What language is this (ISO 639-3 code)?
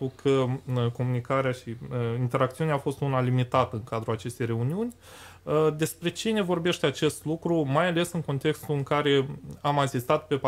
ron